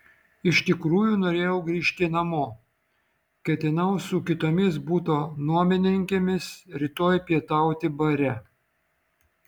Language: Lithuanian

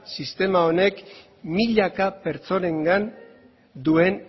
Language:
Basque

